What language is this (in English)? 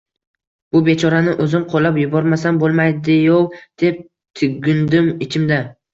Uzbek